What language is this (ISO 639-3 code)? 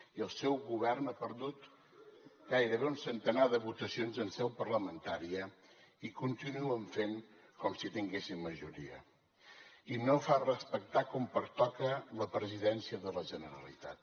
cat